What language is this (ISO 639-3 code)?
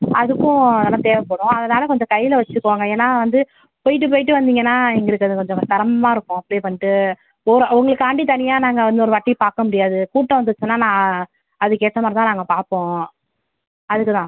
tam